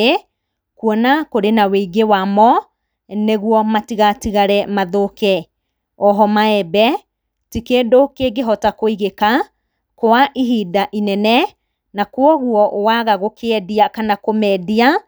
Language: Kikuyu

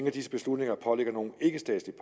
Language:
Danish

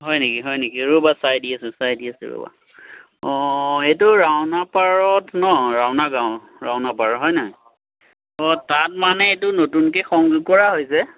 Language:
Assamese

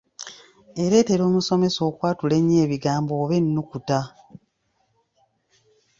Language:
Ganda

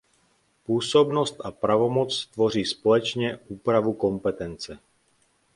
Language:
Czech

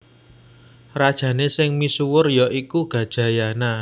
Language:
Javanese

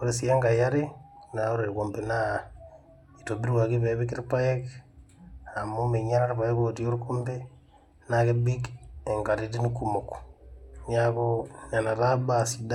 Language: Masai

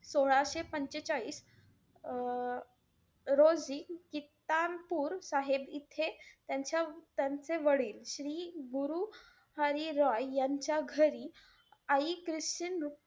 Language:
Marathi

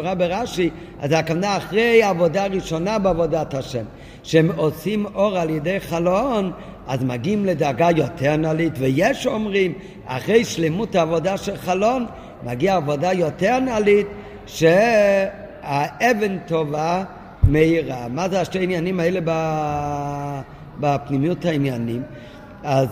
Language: Hebrew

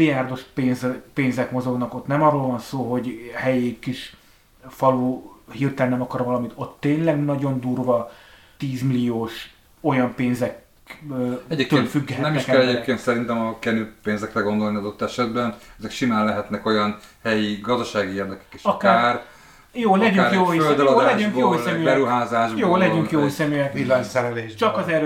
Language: Hungarian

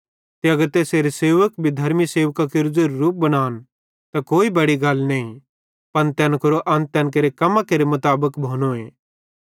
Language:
Bhadrawahi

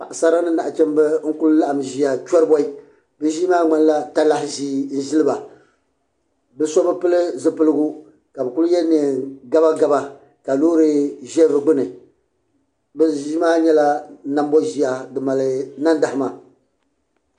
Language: Dagbani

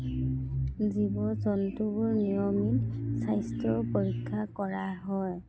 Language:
Assamese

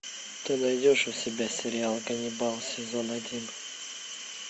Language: Russian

